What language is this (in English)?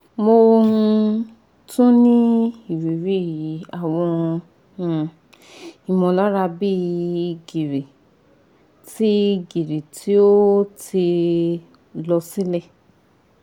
Yoruba